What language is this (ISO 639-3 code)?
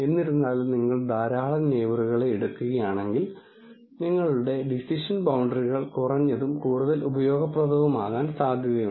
mal